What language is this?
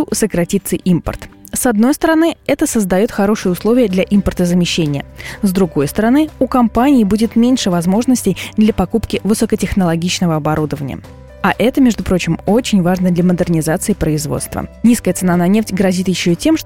Russian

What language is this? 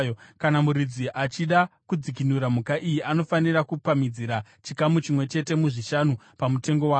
Shona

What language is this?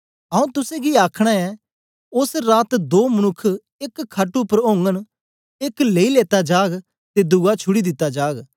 Dogri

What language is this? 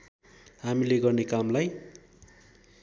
Nepali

